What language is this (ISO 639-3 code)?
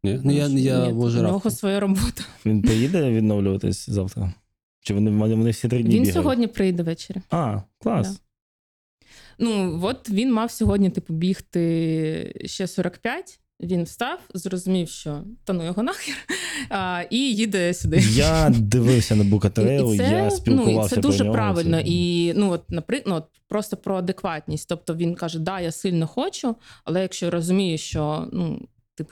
ukr